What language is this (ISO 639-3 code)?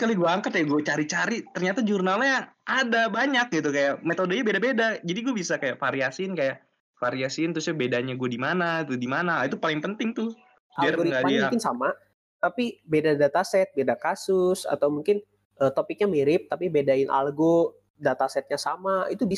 ind